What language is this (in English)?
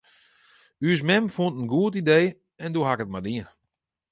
Western Frisian